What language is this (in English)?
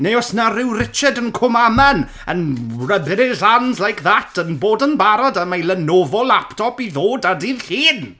Welsh